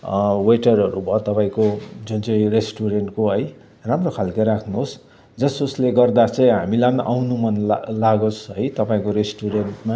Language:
Nepali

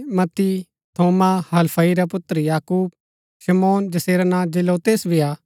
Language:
Gaddi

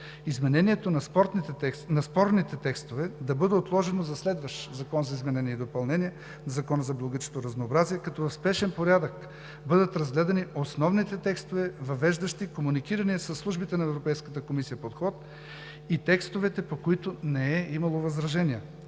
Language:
Bulgarian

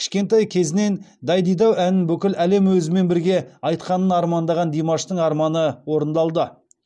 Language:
Kazakh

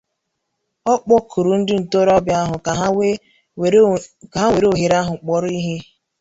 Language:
Igbo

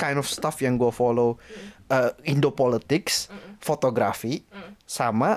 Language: Indonesian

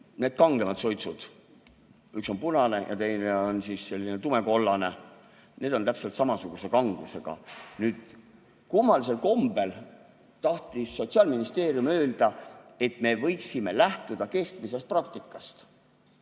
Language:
Estonian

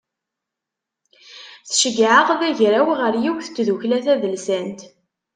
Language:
Kabyle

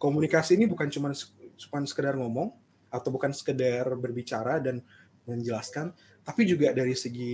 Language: Indonesian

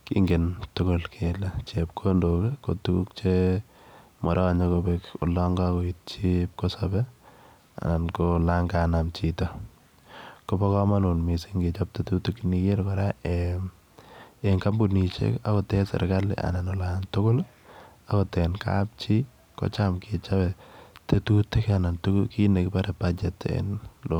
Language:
Kalenjin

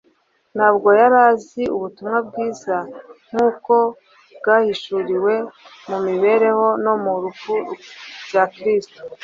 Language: Kinyarwanda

